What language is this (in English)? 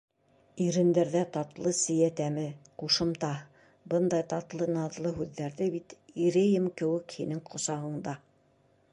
Bashkir